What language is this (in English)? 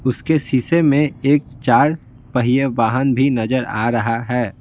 Hindi